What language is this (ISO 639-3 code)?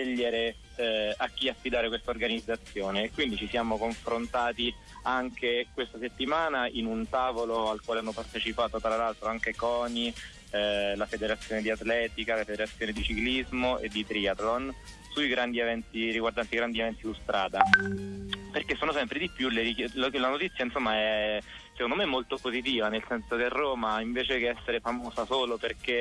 ita